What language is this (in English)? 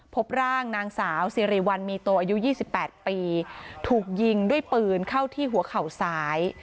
Thai